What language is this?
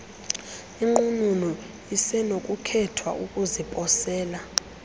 Xhosa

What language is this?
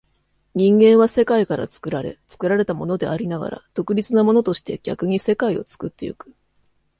Japanese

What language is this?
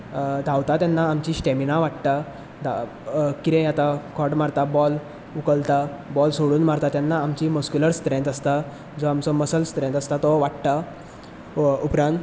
Konkani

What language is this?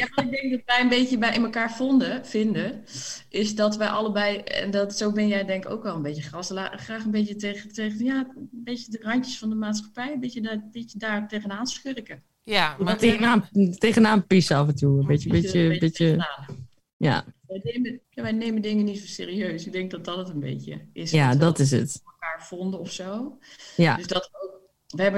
Dutch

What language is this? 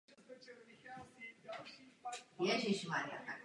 Czech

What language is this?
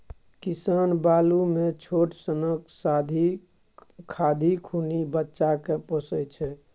Maithili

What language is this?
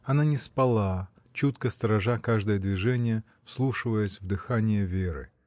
Russian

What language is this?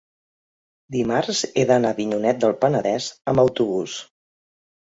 Catalan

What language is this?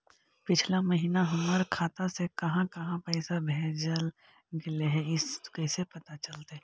Magahi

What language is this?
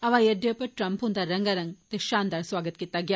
Dogri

